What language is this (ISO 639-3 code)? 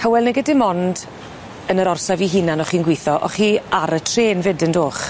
cym